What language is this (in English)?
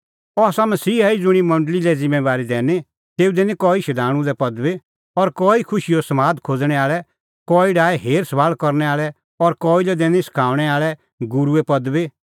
Kullu Pahari